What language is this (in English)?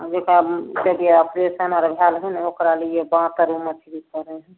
Maithili